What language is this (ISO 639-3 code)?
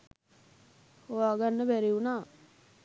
sin